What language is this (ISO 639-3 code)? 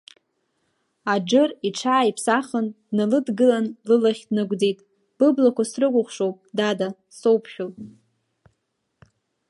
abk